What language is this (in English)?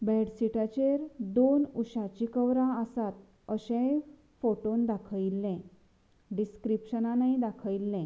Konkani